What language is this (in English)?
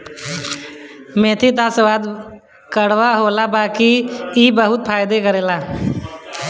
Bhojpuri